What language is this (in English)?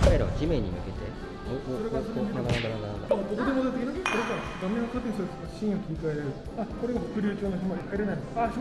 Japanese